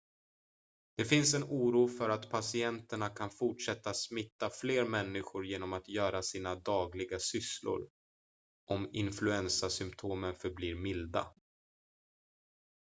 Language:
Swedish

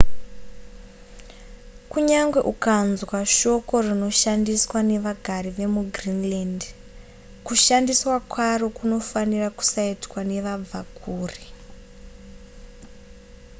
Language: Shona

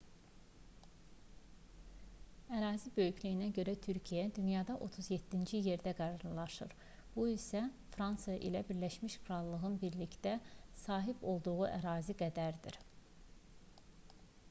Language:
Azerbaijani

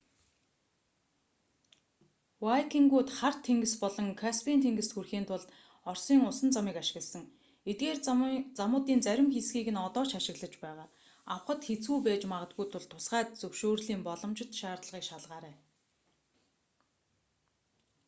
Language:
Mongolian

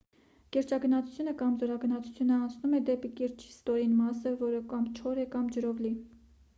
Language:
Armenian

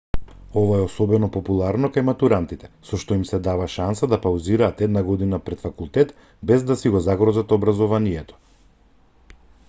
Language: Macedonian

